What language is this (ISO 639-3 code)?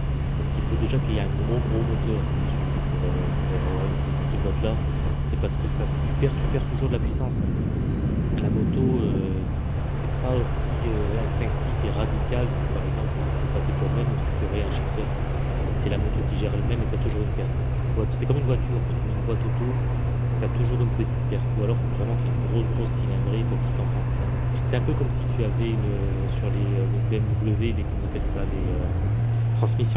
fra